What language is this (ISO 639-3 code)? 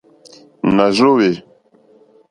bri